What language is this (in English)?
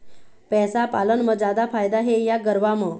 Chhattisgarhi